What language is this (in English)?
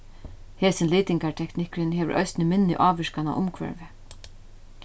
Faroese